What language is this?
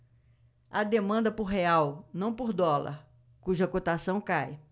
Portuguese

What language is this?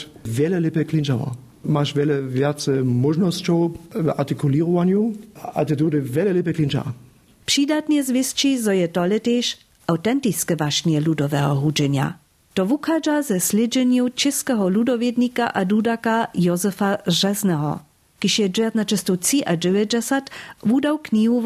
Czech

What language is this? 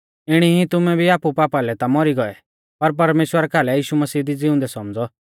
Mahasu Pahari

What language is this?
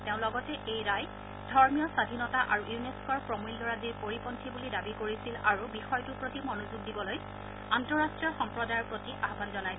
Assamese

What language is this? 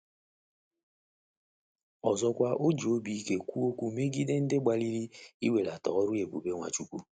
Igbo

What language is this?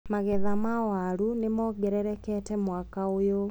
Kikuyu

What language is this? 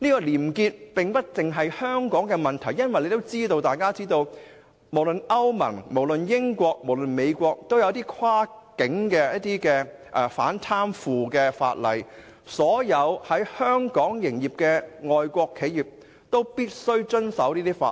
Cantonese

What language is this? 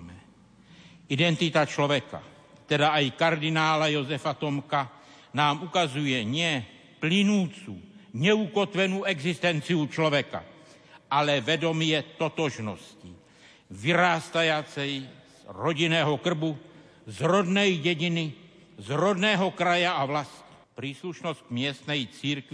Slovak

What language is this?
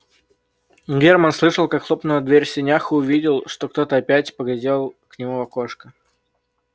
Russian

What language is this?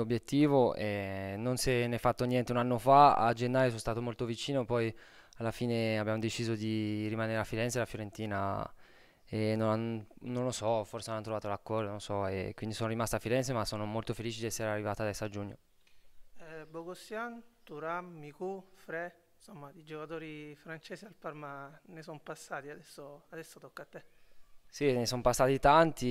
Italian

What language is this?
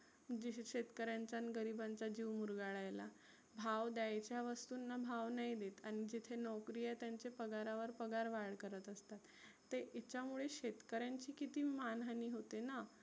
Marathi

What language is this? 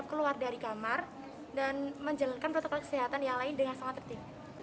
Indonesian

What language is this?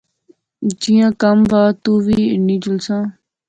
Pahari-Potwari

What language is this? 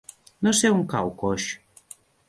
Catalan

